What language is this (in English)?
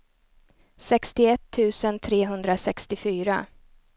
Swedish